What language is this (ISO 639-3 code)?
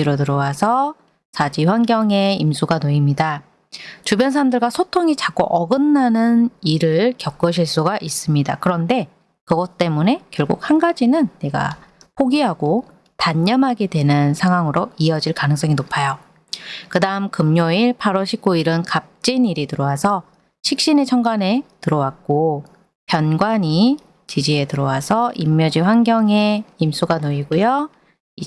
kor